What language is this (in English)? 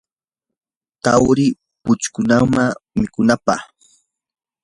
Yanahuanca Pasco Quechua